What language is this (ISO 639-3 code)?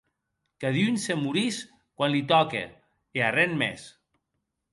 oci